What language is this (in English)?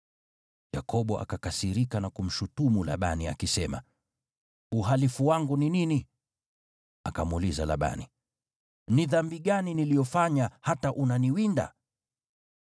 Swahili